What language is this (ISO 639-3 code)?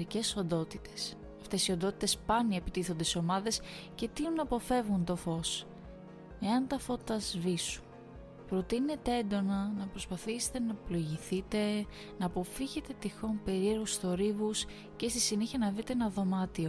ell